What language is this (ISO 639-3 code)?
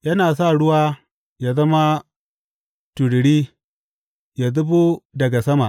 hau